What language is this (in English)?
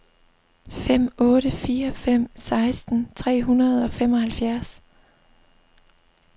Danish